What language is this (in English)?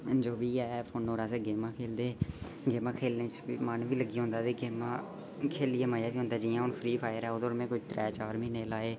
Dogri